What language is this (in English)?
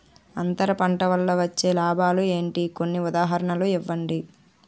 Telugu